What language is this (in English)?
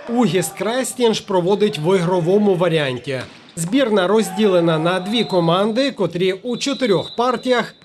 Ukrainian